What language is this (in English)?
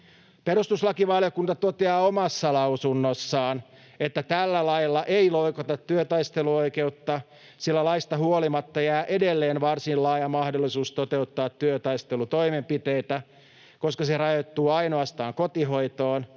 Finnish